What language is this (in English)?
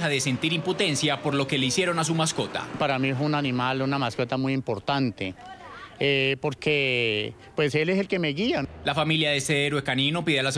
Spanish